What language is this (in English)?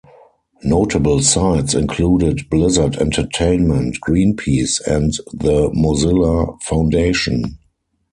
English